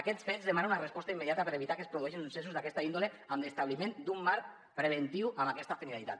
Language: Catalan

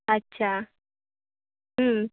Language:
Marathi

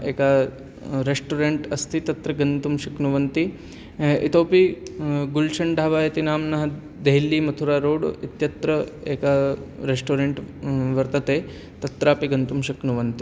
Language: Sanskrit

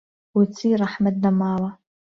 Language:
Central Kurdish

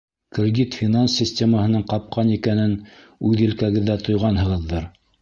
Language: Bashkir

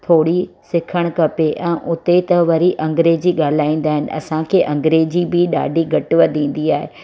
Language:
Sindhi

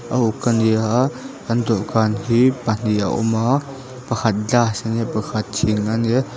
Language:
Mizo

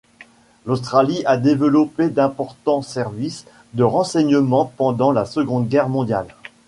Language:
French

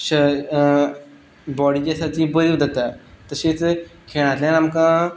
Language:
Konkani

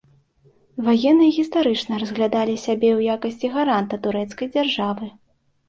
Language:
Belarusian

